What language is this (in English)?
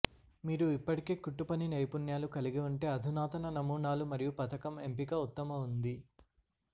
Telugu